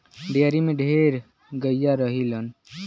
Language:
Bhojpuri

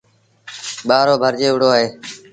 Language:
Sindhi Bhil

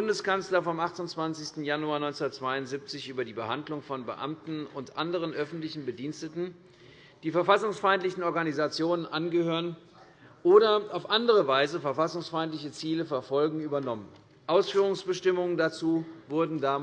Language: German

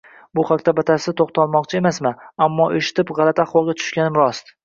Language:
Uzbek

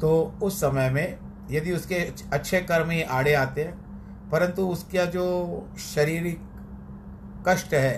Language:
Hindi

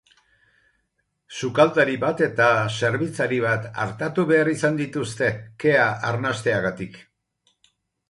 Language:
Basque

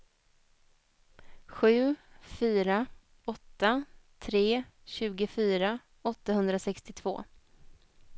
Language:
Swedish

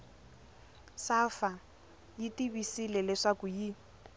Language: Tsonga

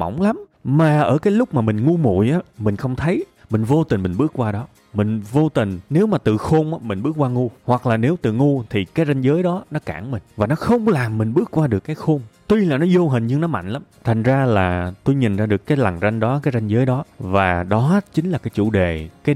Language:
Vietnamese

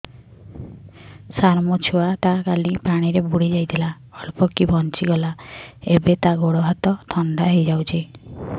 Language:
Odia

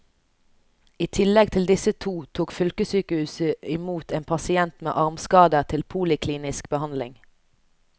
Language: Norwegian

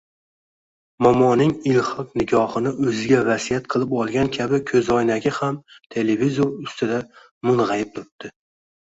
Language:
Uzbek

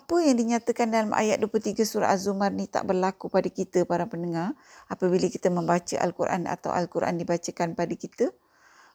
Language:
Malay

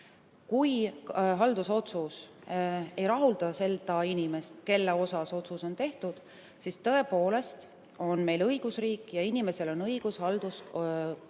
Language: Estonian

